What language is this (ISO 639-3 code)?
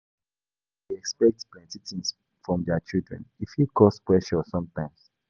pcm